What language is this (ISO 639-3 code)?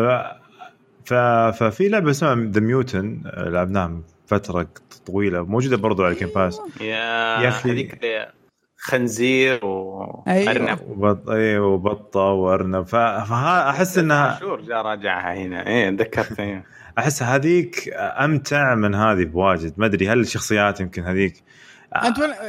ara